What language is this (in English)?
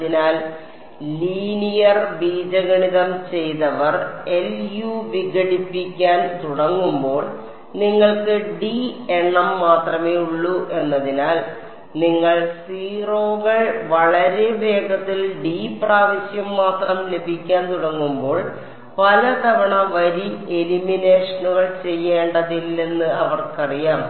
Malayalam